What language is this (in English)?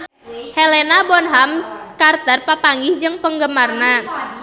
Sundanese